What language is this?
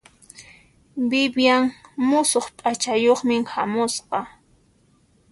Puno Quechua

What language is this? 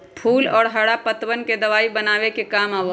Magahi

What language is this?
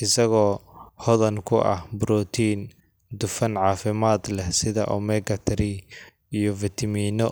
Somali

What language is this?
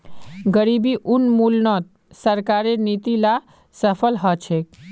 Magahi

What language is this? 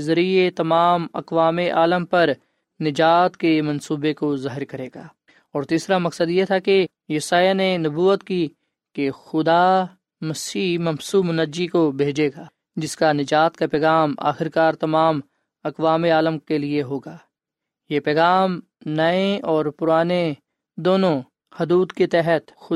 Urdu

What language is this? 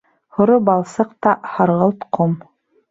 Bashkir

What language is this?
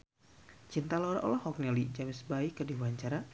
Sundanese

